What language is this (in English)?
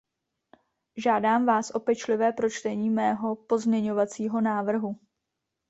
Czech